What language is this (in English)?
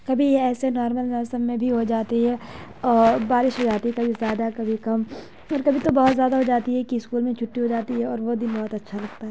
Urdu